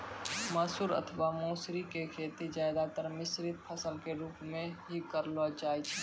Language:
Maithili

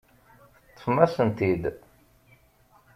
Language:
Kabyle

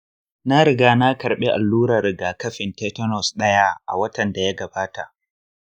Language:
Hausa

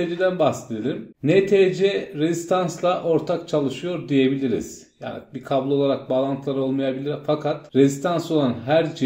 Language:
Turkish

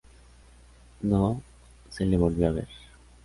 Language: Spanish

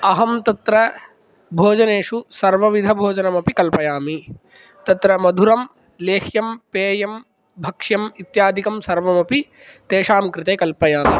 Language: Sanskrit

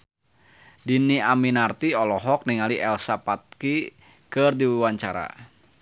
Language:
Sundanese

